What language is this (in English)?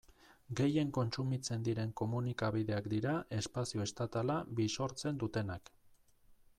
Basque